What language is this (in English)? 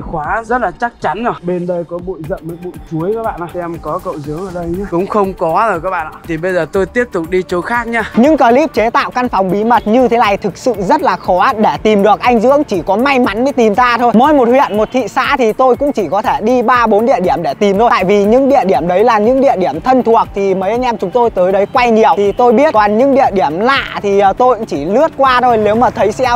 Vietnamese